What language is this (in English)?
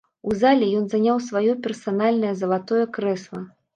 Belarusian